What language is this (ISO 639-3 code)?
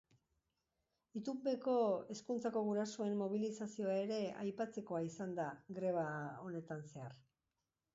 eus